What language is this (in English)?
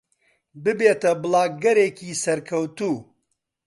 Central Kurdish